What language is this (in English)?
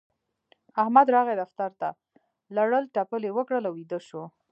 Pashto